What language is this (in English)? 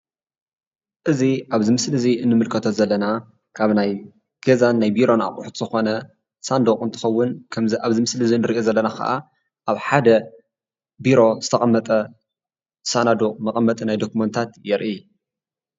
Tigrinya